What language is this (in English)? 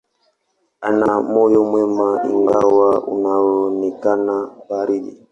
Swahili